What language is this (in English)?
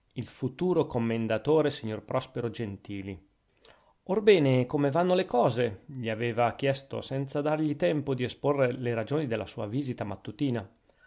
Italian